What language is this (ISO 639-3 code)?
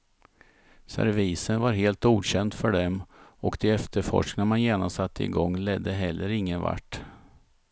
swe